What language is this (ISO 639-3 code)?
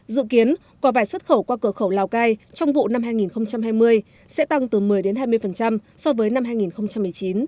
vie